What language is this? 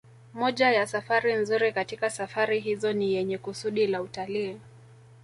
Swahili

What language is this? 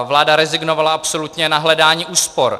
Czech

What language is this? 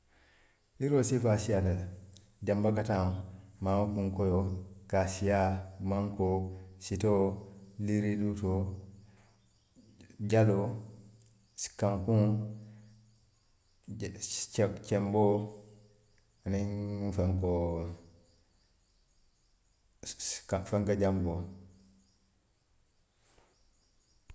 Western Maninkakan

